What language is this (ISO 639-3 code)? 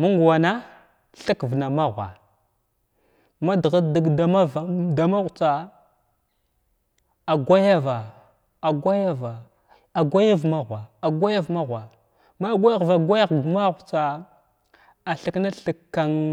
glw